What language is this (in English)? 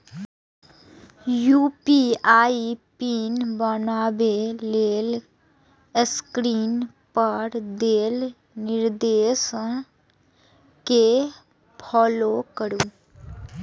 Maithili